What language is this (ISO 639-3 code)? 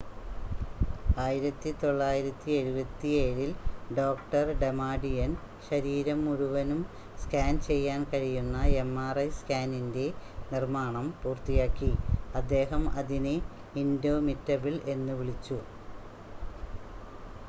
mal